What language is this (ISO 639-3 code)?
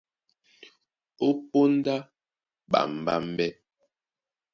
dua